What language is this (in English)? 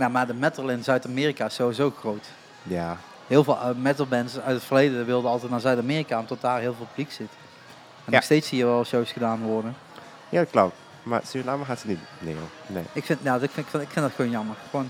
Dutch